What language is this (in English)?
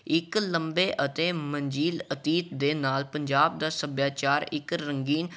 Punjabi